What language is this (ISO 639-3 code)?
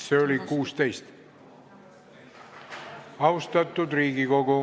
est